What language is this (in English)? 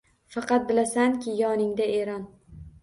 Uzbek